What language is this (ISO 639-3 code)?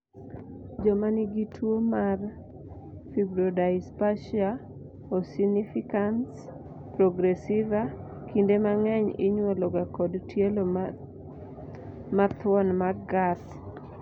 luo